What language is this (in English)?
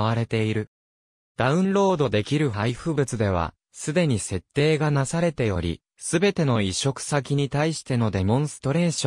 Japanese